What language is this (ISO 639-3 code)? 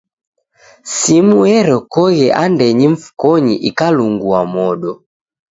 dav